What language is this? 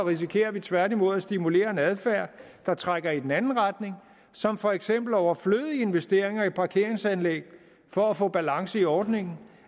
Danish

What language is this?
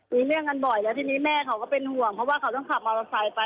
Thai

